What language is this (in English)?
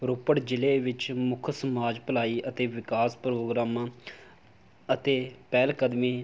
Punjabi